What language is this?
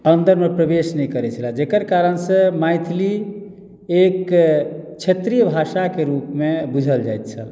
Maithili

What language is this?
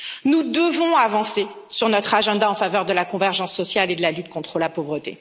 French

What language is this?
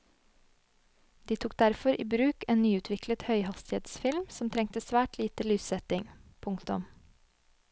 Norwegian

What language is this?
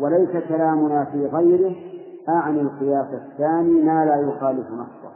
Arabic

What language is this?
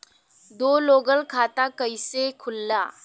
Bhojpuri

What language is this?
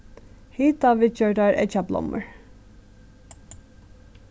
Faroese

